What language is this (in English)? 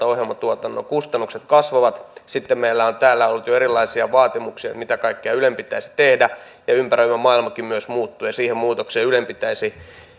Finnish